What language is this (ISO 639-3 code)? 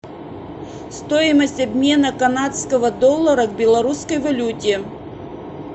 rus